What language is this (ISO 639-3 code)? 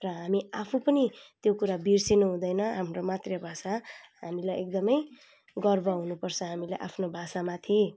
nep